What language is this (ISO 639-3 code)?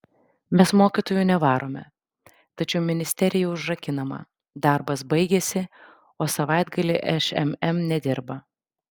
lit